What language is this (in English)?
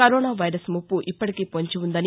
Telugu